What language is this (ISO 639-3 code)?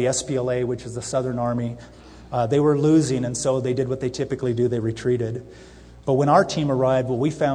eng